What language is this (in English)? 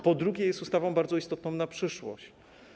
Polish